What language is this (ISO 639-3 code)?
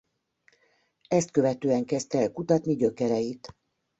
hun